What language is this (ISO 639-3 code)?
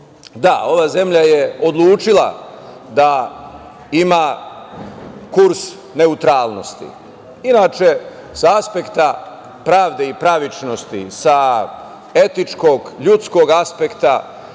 srp